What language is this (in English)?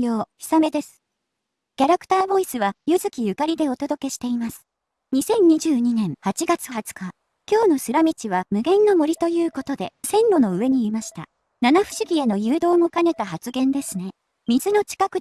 Japanese